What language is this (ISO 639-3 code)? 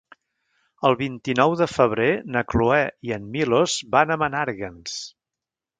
cat